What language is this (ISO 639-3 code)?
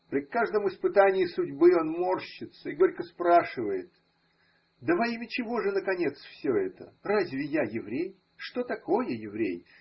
rus